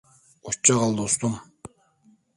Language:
Turkish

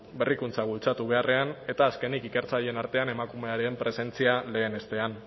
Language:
Basque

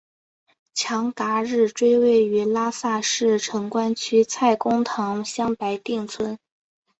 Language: Chinese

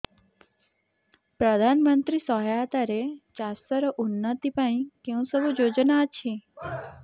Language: Odia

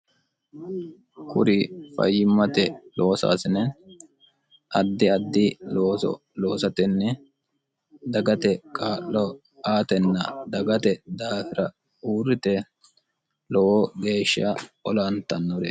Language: Sidamo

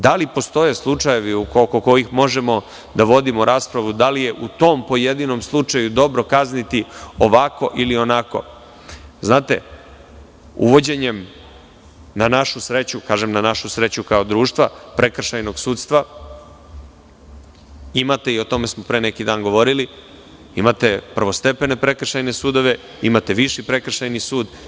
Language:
Serbian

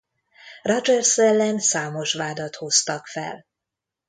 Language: Hungarian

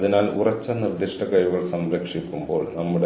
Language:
Malayalam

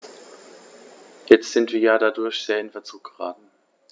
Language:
German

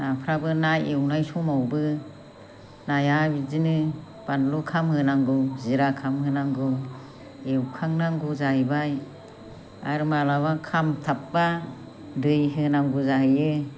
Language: Bodo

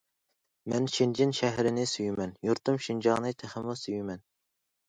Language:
Uyghur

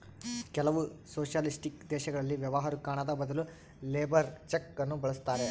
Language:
Kannada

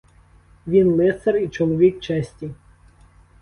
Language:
Ukrainian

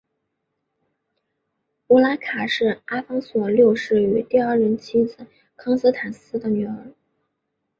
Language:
Chinese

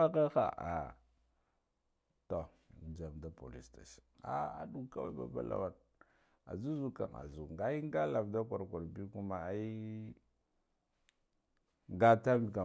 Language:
Guduf-Gava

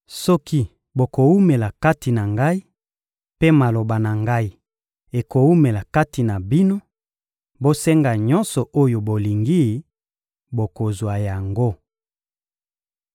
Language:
Lingala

